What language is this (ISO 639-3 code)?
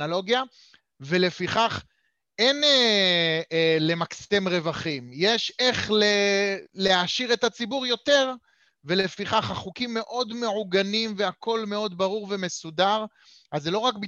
heb